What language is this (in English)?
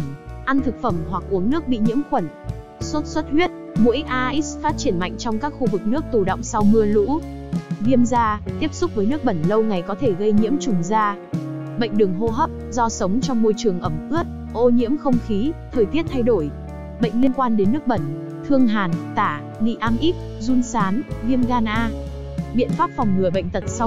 Vietnamese